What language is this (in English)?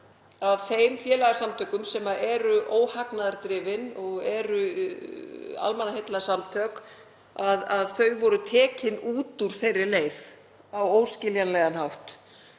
Icelandic